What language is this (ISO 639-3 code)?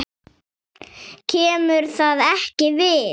isl